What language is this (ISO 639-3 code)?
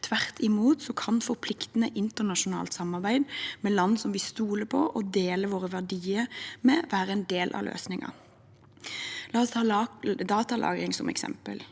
nor